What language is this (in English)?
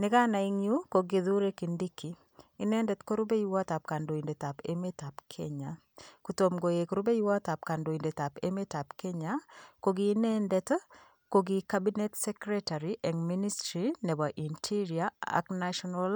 Kalenjin